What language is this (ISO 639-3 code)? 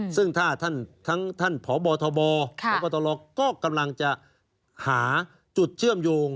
tha